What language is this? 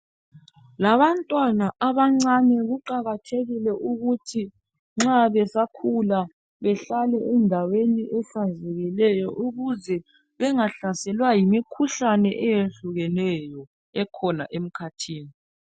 North Ndebele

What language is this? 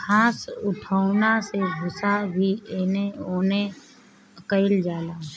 Bhojpuri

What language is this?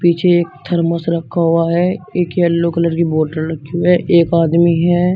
Hindi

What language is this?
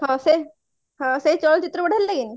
Odia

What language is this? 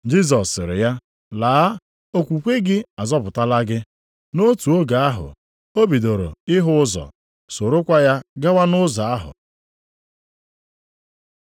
Igbo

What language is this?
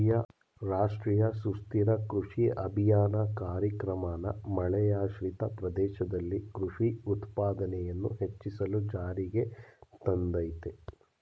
Kannada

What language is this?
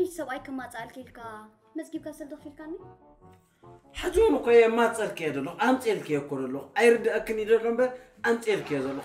Arabic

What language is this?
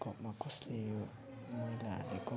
Nepali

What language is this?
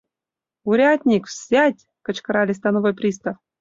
Mari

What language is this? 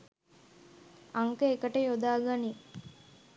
Sinhala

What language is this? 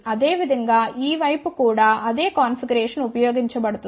Telugu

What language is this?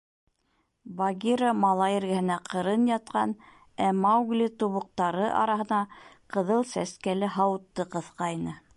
Bashkir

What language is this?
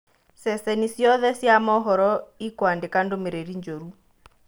Kikuyu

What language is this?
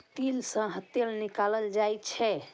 Maithili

